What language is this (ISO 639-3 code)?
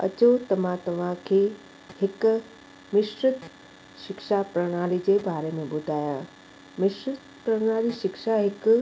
snd